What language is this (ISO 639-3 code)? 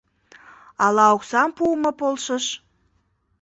chm